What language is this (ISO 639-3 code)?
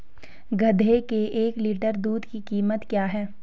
hin